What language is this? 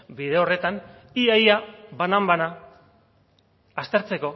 Basque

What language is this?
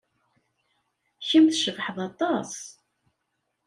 Kabyle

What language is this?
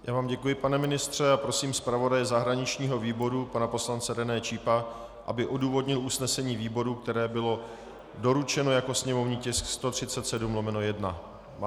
Czech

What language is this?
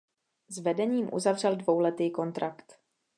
Czech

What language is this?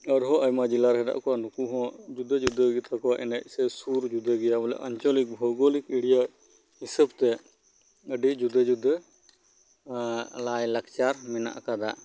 Santali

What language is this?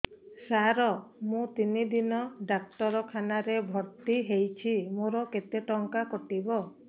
Odia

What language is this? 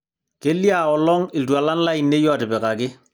Masai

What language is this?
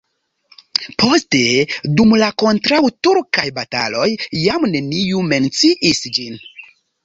Esperanto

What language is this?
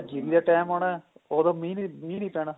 Punjabi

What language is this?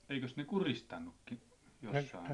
Finnish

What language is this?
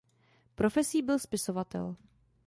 Czech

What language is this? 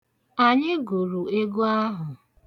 Igbo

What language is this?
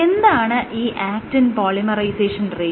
Malayalam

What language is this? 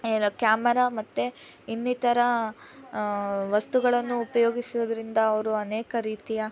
Kannada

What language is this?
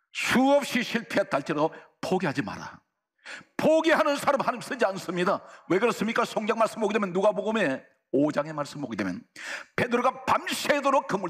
Korean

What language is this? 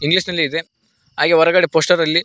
Kannada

